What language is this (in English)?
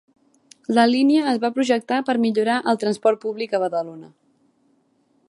Catalan